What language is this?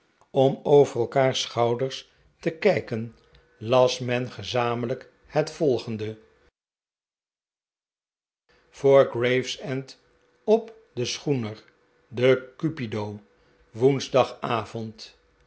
Dutch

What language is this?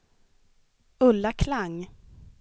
Swedish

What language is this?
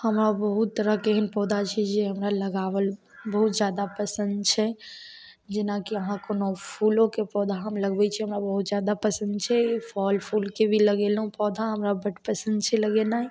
Maithili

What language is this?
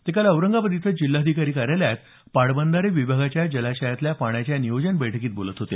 Marathi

